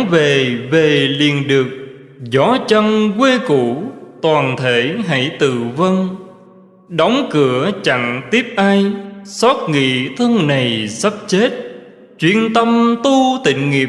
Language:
Vietnamese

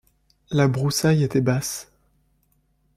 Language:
French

